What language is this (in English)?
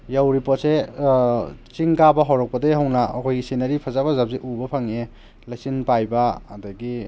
Manipuri